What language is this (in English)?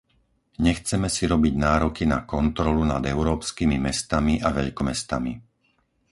Slovak